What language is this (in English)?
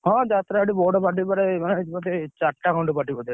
Odia